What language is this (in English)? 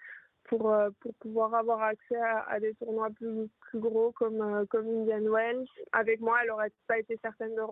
French